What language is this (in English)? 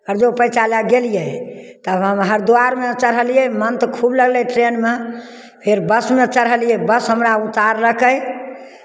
Maithili